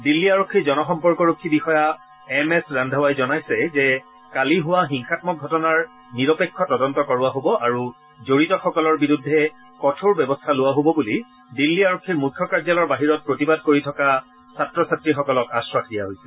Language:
Assamese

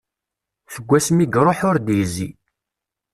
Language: Kabyle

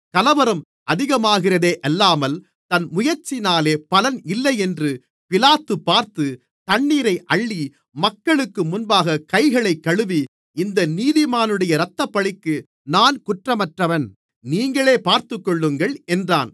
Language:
Tamil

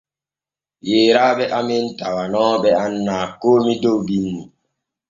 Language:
Borgu Fulfulde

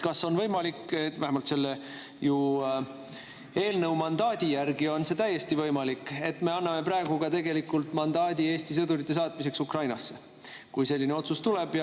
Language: Estonian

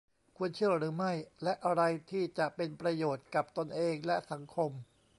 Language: Thai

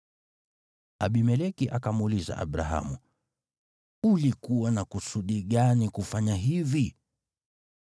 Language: Swahili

